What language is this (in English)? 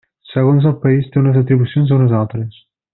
Catalan